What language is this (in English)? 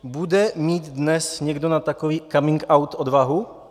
Czech